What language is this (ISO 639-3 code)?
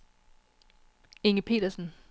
dan